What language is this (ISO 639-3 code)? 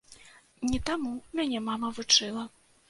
bel